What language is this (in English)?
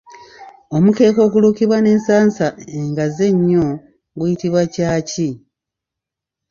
Ganda